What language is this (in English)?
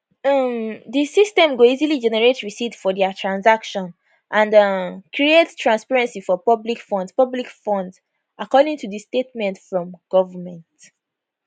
Nigerian Pidgin